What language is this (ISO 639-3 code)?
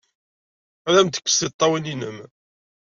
kab